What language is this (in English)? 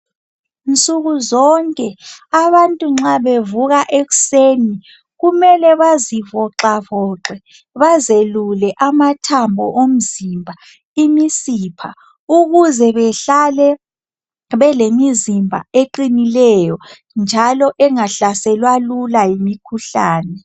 North Ndebele